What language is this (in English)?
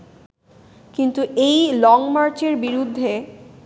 Bangla